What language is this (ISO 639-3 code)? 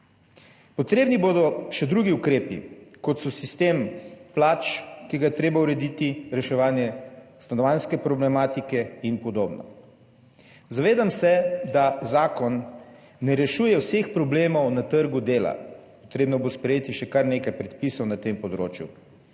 slv